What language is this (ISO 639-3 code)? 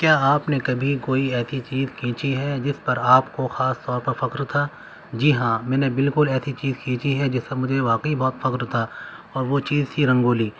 urd